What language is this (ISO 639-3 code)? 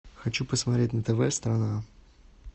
rus